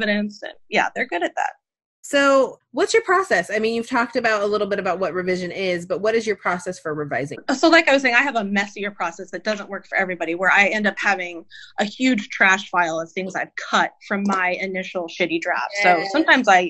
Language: English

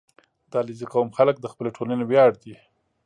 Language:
Pashto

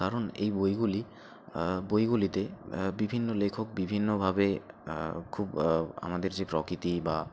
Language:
Bangla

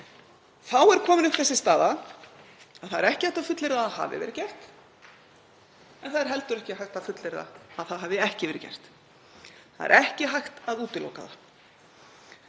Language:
Icelandic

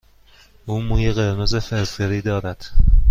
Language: Persian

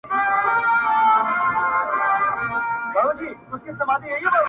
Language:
Pashto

